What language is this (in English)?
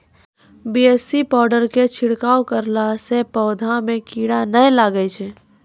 Maithili